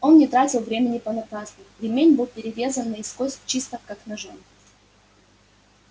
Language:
Russian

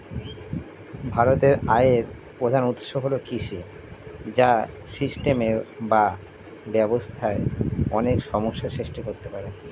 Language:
Bangla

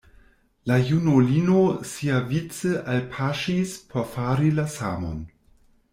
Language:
Esperanto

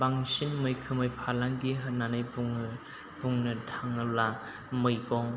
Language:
Bodo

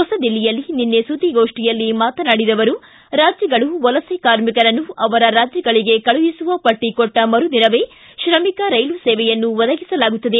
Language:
Kannada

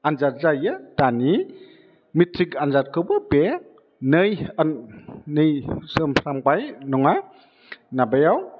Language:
Bodo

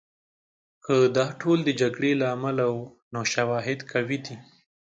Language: Pashto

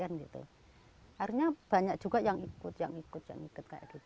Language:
Indonesian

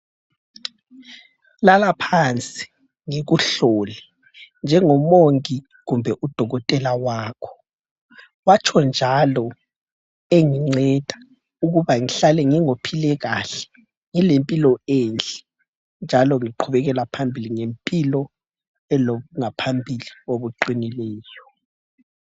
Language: North Ndebele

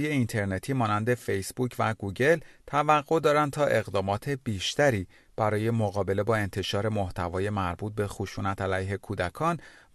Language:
Persian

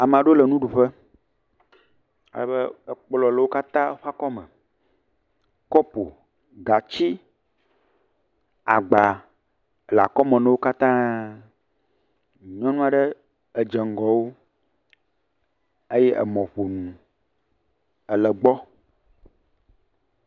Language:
Ewe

